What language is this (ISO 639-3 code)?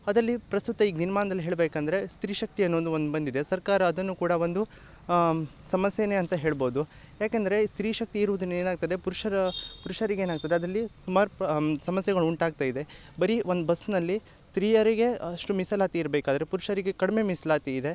kan